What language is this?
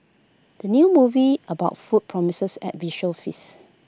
English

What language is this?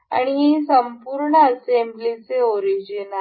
Marathi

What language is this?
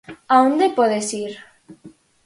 Galician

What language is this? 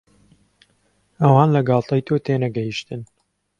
Central Kurdish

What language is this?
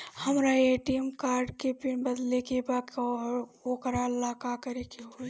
Bhojpuri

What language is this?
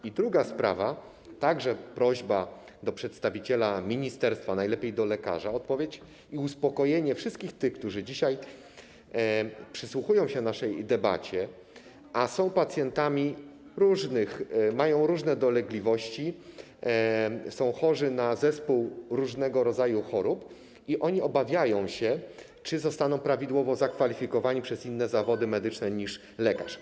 Polish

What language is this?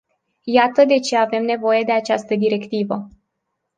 Romanian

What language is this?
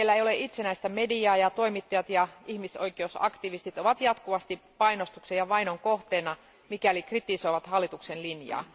Finnish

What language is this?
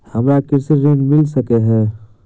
Maithili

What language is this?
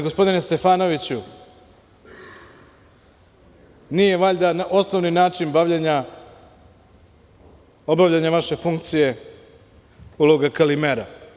Serbian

